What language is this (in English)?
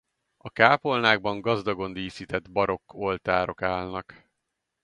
Hungarian